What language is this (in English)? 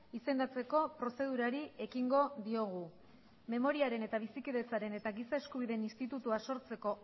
Basque